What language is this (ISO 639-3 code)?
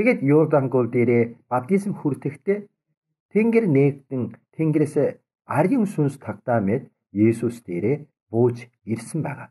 tur